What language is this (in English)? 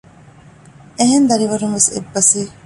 Divehi